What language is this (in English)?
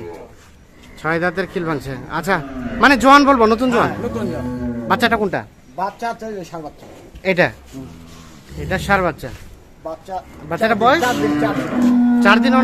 Bangla